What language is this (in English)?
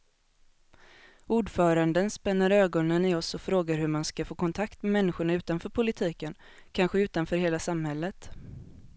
Swedish